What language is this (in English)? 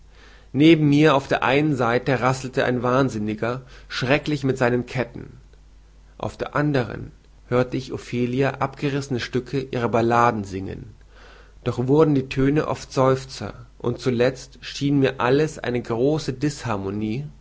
German